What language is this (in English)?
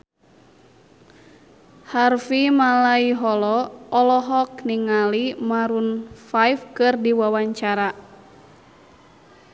Sundanese